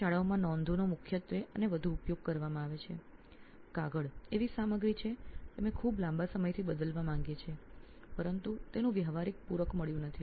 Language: Gujarati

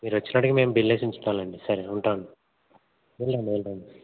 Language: Telugu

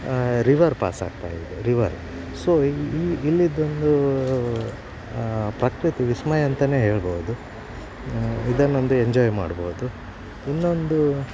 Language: Kannada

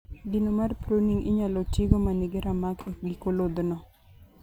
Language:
Luo (Kenya and Tanzania)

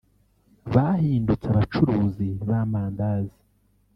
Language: Kinyarwanda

